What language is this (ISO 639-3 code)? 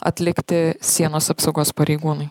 lit